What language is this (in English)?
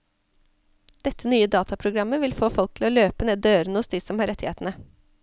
Norwegian